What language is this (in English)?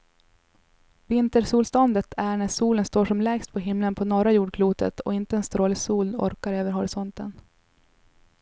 Swedish